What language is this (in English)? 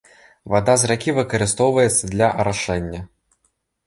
Belarusian